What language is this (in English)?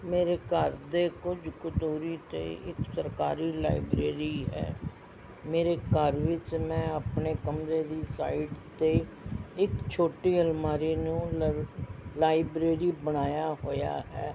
Punjabi